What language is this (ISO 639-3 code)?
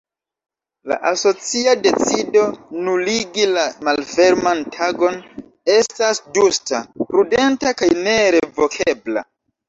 epo